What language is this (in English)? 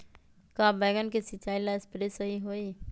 Magahi